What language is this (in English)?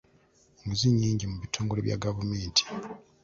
Ganda